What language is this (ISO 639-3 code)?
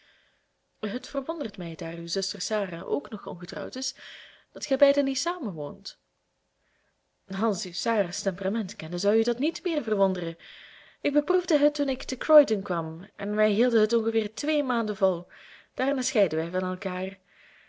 nld